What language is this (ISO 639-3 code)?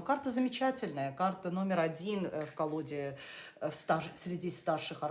rus